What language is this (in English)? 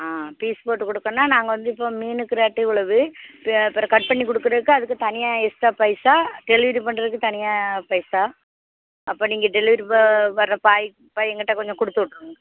Tamil